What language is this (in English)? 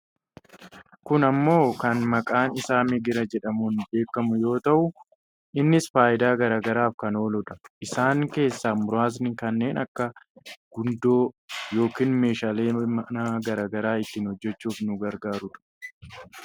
Oromo